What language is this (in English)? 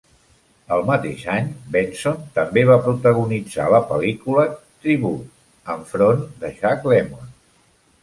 Catalan